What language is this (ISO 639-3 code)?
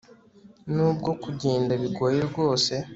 kin